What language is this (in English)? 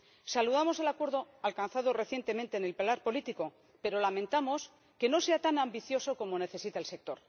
Spanish